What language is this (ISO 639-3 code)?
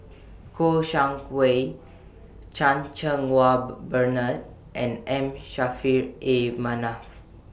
eng